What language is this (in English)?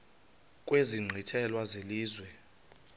Xhosa